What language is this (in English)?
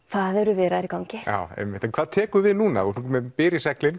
Icelandic